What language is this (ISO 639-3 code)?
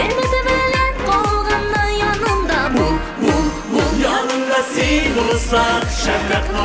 tur